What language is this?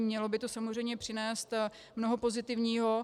Czech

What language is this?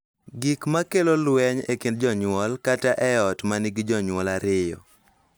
Luo (Kenya and Tanzania)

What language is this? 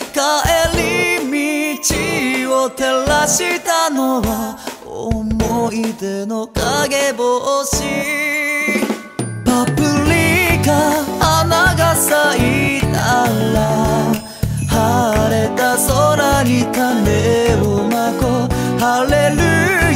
Korean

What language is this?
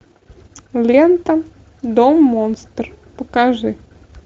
Russian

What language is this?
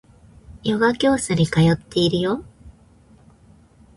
Japanese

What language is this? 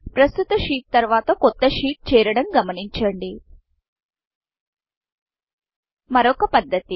Telugu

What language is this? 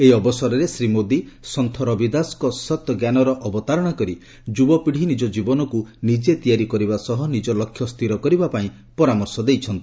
Odia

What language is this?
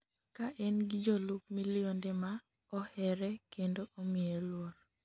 Luo (Kenya and Tanzania)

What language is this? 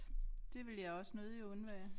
Danish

